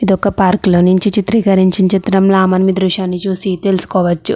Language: Telugu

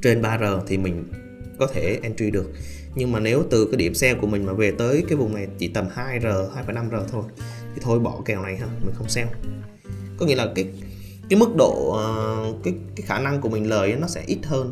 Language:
Vietnamese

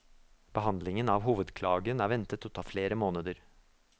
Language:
Norwegian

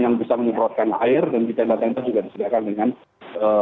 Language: Indonesian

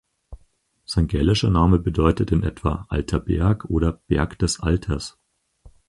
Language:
German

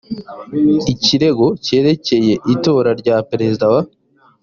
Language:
Kinyarwanda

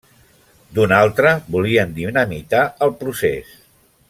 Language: Catalan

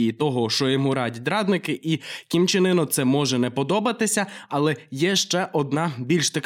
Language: Ukrainian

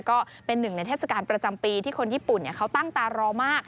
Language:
Thai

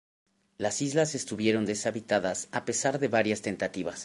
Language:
Spanish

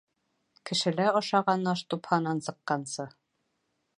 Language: Bashkir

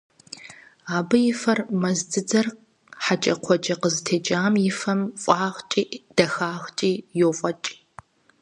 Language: Kabardian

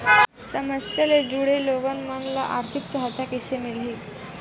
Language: Chhattisgarhi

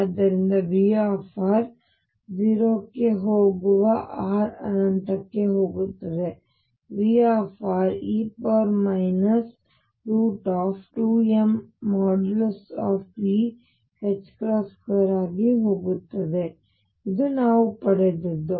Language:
Kannada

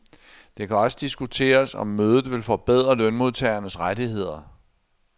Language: Danish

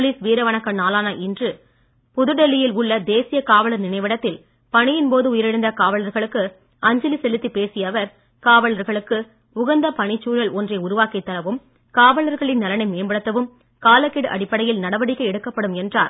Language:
Tamil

